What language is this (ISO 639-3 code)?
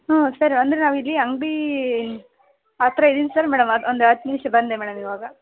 kan